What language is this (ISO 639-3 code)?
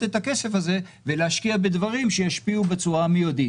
heb